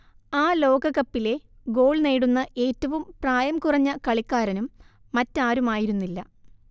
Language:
Malayalam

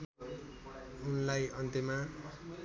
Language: Nepali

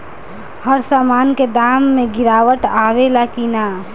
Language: Bhojpuri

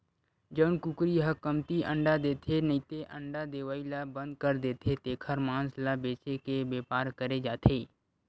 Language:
Chhattisgarhi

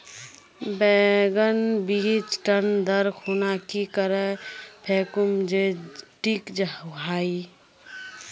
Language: Magahi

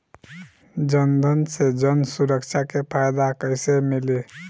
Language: Bhojpuri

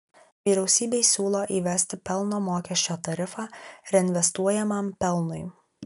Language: Lithuanian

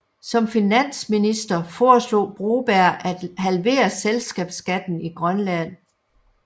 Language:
Danish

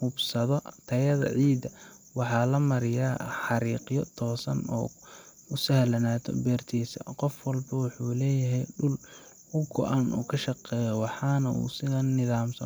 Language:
Somali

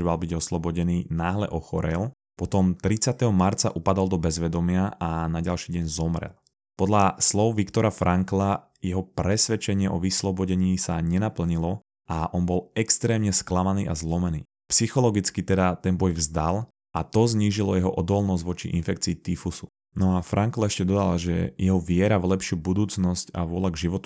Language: Slovak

